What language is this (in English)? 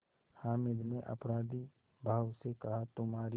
Hindi